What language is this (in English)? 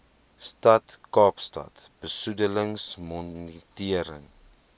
Afrikaans